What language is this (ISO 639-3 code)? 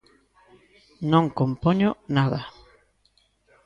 glg